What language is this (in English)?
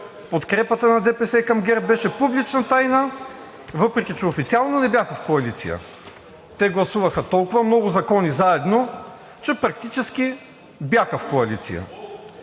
Bulgarian